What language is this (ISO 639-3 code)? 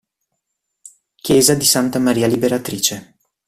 ita